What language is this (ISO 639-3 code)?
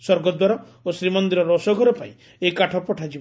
ori